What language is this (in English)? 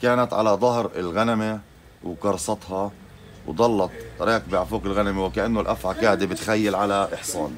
Arabic